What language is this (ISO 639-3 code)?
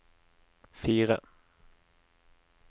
nor